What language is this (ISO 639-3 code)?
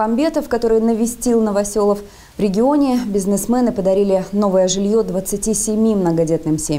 rus